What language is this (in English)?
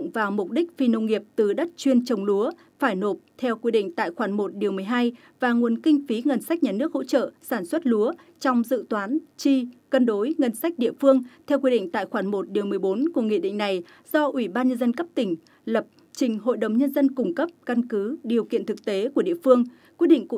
Vietnamese